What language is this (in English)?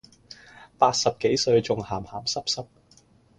Cantonese